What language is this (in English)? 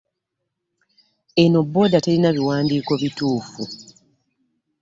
Ganda